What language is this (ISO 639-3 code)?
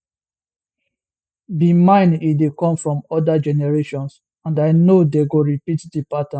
pcm